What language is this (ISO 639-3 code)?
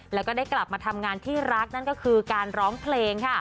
tha